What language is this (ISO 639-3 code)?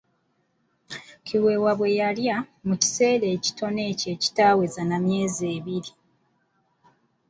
lug